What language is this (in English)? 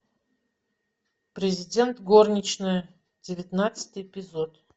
Russian